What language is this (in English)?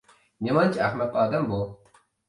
Uyghur